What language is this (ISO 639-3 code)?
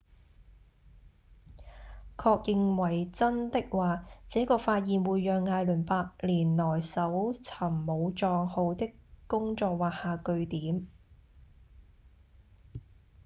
yue